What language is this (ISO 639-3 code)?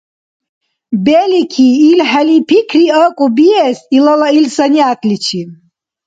dar